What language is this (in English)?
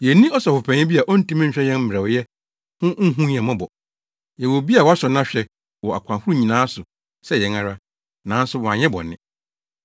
Akan